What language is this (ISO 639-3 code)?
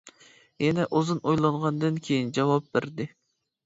uig